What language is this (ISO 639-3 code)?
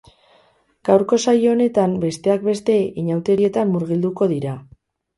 eus